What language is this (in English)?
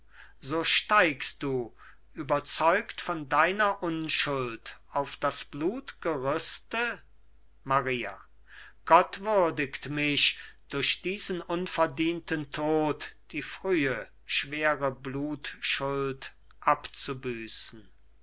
German